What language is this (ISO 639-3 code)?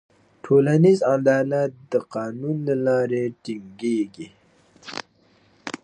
pus